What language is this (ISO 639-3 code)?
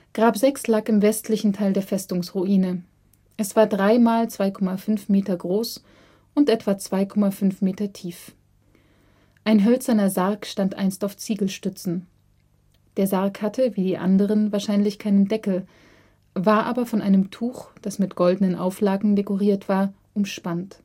deu